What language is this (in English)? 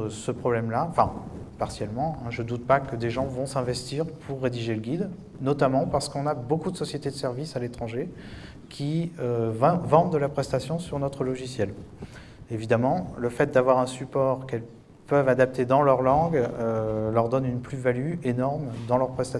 French